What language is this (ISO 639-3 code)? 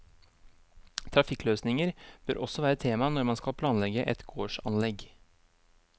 nor